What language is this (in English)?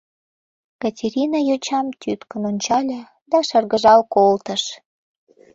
Mari